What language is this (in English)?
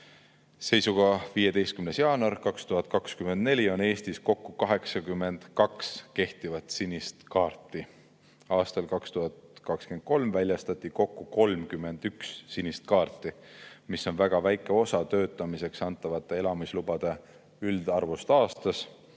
Estonian